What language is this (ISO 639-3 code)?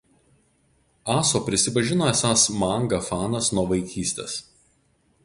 lit